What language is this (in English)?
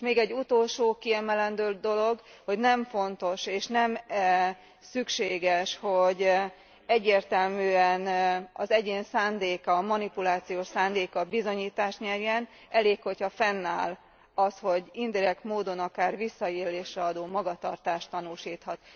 Hungarian